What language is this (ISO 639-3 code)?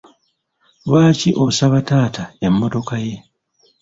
lug